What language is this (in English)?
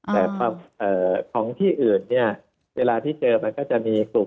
Thai